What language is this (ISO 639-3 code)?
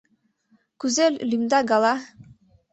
chm